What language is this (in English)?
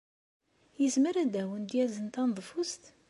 Kabyle